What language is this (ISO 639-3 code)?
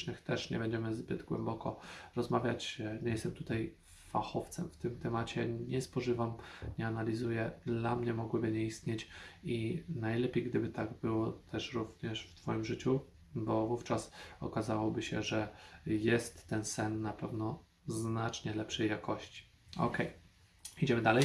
pol